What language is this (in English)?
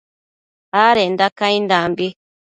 Matsés